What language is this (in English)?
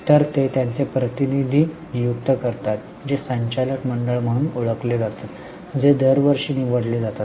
Marathi